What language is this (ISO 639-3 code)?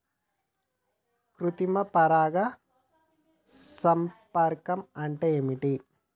tel